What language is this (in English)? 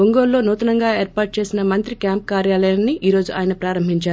Telugu